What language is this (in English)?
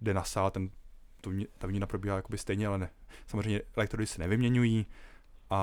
Czech